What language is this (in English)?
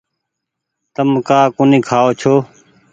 Goaria